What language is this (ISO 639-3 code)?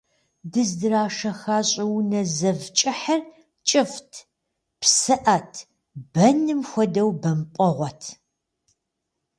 kbd